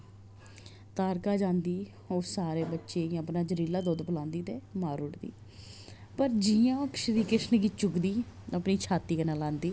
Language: Dogri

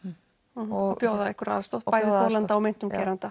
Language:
Icelandic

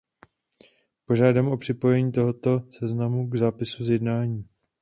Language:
Czech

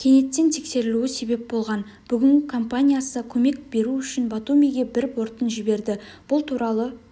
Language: Kazakh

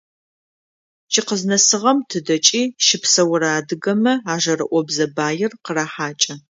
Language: Adyghe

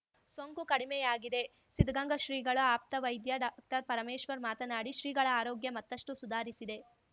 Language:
Kannada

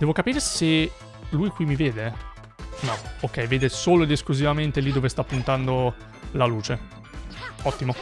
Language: Italian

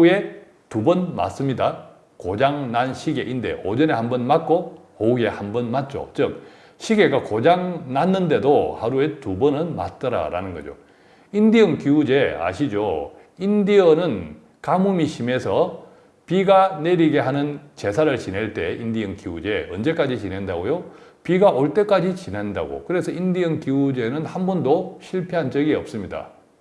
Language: Korean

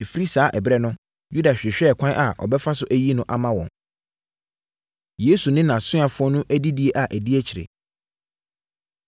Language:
Akan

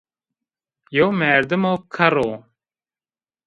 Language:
Zaza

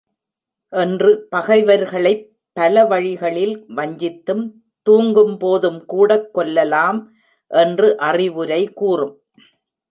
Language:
Tamil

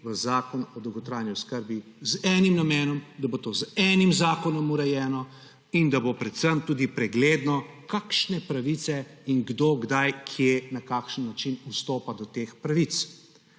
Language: Slovenian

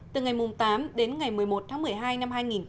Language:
Vietnamese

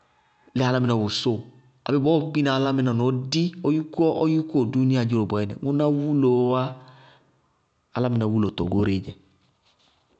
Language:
Bago-Kusuntu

